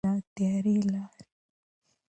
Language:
Pashto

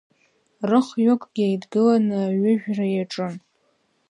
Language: Abkhazian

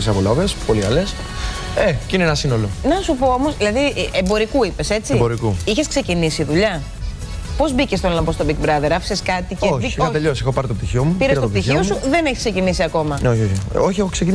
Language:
Greek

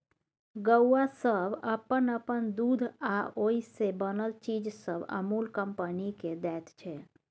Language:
Maithili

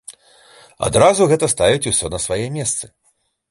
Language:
Belarusian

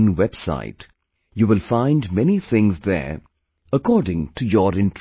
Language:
English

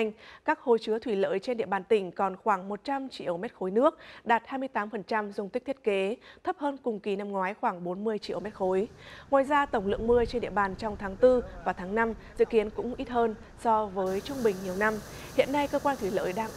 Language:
Vietnamese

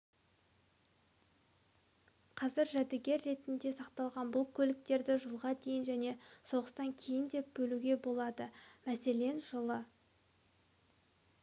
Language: Kazakh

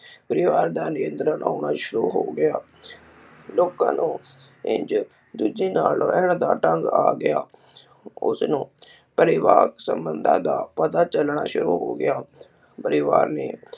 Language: Punjabi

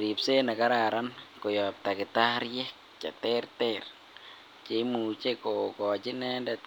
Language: Kalenjin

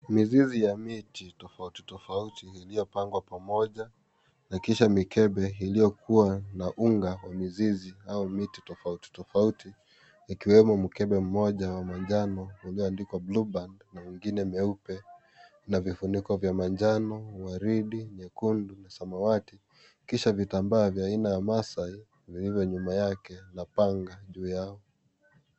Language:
Swahili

